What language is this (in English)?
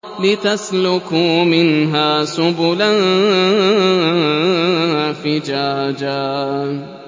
Arabic